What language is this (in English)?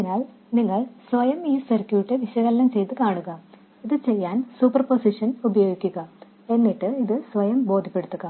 Malayalam